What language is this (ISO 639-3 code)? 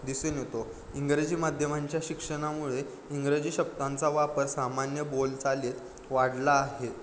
mar